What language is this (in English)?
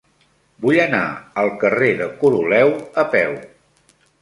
Catalan